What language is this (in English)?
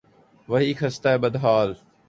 Urdu